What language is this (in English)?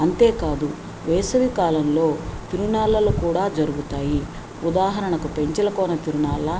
Telugu